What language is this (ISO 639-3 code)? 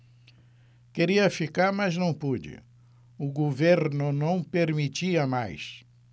por